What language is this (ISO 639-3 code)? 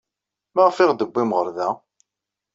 kab